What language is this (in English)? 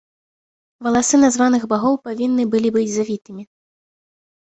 Belarusian